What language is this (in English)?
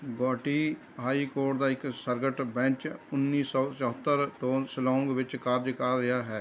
Punjabi